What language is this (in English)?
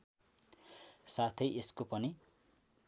Nepali